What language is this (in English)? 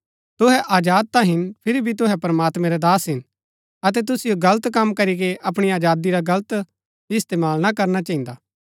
Gaddi